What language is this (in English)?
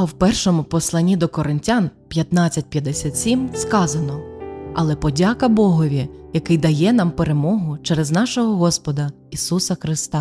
Ukrainian